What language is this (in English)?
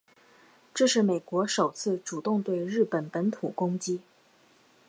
Chinese